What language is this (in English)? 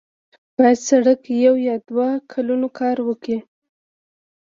Pashto